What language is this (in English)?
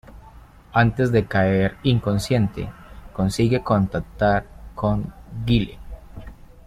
Spanish